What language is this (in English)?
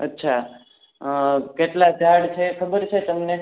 Gujarati